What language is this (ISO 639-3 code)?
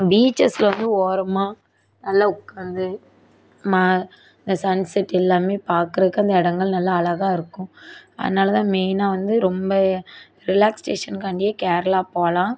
tam